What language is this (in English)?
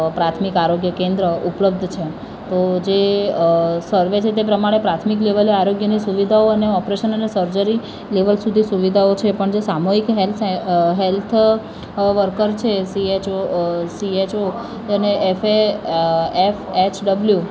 Gujarati